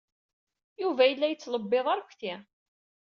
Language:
Kabyle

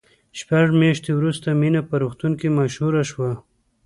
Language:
Pashto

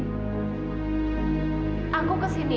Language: Indonesian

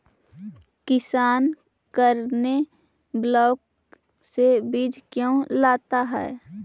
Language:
Magahi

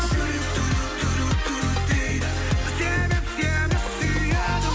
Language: Kazakh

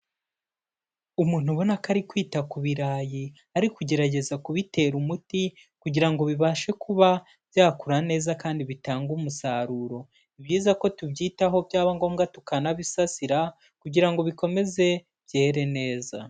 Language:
Kinyarwanda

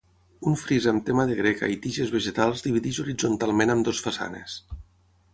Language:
Catalan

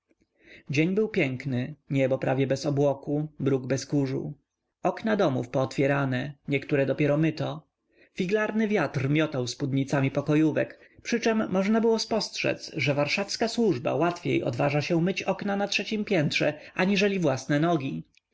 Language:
Polish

